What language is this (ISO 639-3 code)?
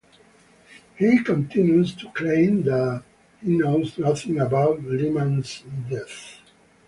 eng